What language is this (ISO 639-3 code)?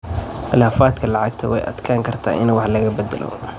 som